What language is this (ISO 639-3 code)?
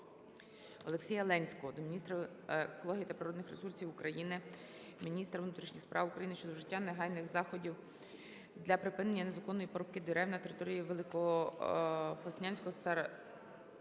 ukr